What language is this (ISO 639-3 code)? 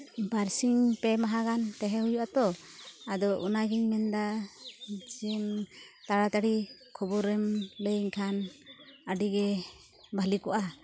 sat